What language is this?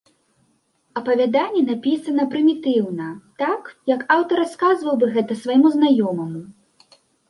Belarusian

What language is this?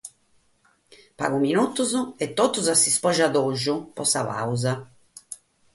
Sardinian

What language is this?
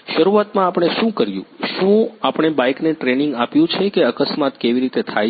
Gujarati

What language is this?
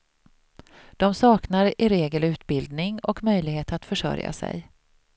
Swedish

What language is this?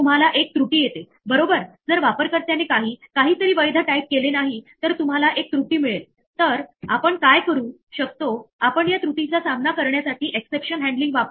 Marathi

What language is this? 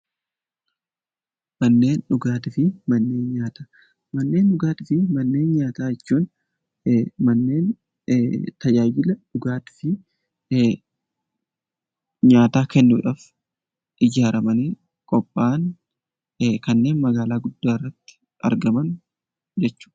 Oromo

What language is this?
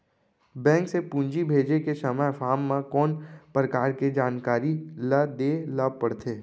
Chhattisgarhi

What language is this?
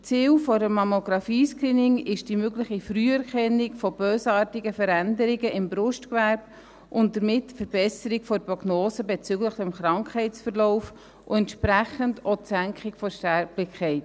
Swiss German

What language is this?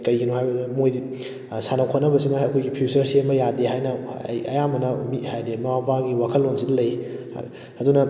Manipuri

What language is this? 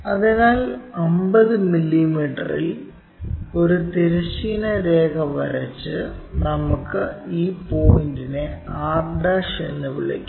Malayalam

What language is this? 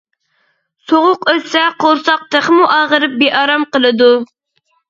Uyghur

